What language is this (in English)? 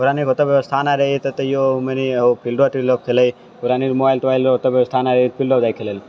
Maithili